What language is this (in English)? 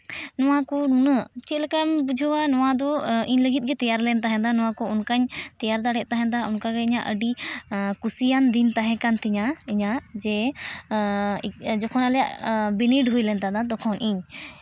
Santali